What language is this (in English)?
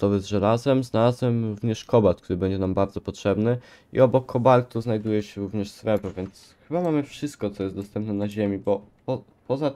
Polish